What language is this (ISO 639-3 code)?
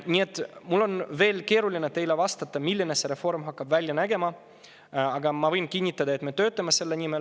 est